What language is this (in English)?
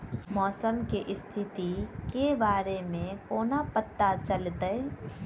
Maithili